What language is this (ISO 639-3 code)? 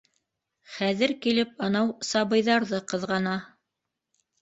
bak